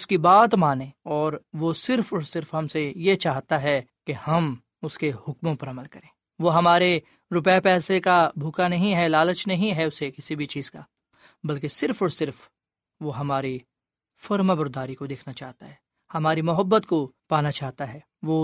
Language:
Urdu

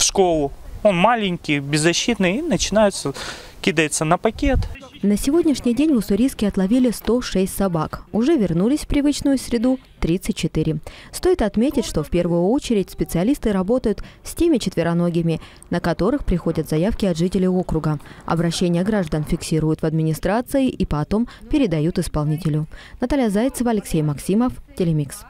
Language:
Russian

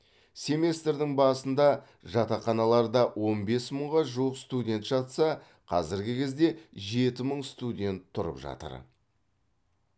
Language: Kazakh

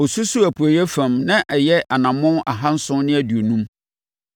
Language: Akan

